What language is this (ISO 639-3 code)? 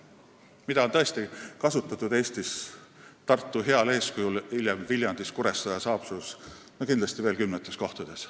est